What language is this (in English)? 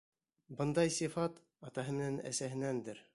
Bashkir